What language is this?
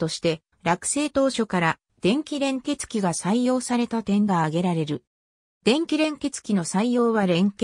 Japanese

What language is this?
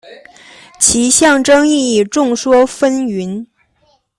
Chinese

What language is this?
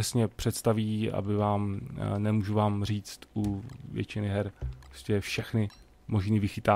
Czech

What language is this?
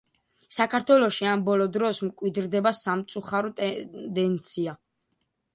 Georgian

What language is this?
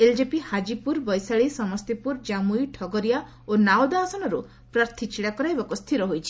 Odia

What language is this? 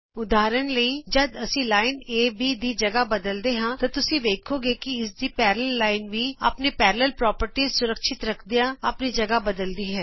Punjabi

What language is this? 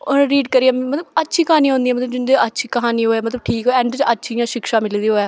Dogri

